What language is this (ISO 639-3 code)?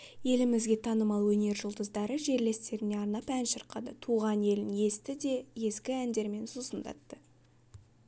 kaz